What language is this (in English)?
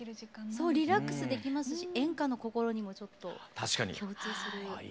Japanese